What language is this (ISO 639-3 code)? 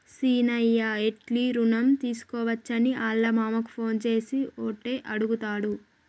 tel